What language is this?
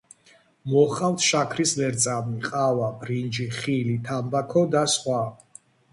Georgian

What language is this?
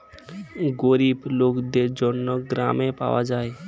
Bangla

